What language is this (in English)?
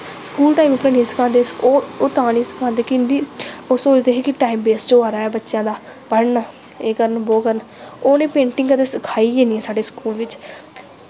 Dogri